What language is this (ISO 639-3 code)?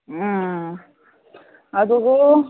mni